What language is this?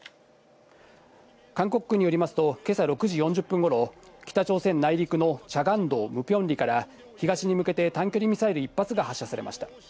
Japanese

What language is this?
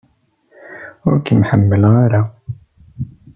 Kabyle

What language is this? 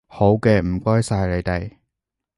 Cantonese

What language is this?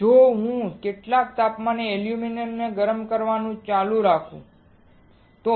Gujarati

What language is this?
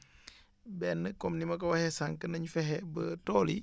Wolof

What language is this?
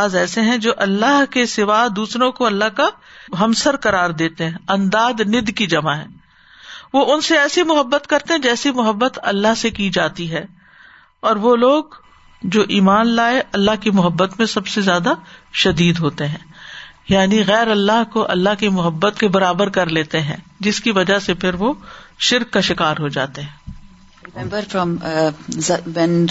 Urdu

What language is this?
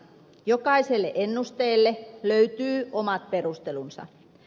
Finnish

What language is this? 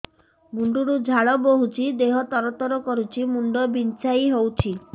Odia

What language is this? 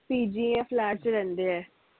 Punjabi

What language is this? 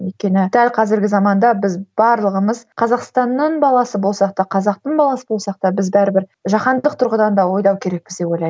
Kazakh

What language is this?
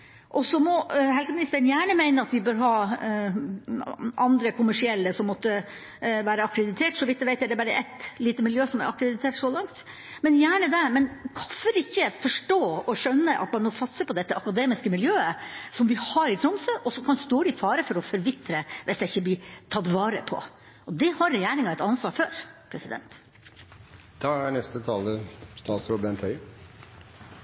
Norwegian Bokmål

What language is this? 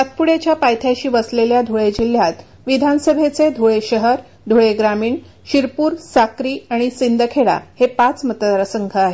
Marathi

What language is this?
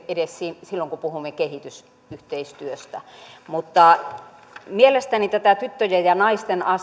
Finnish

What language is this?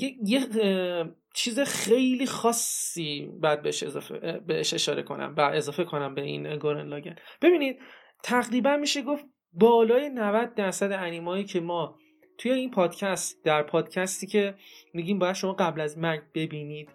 Persian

